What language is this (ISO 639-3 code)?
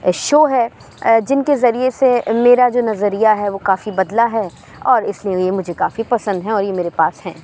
urd